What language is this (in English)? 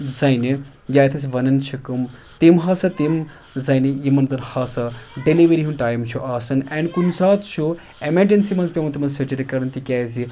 Kashmiri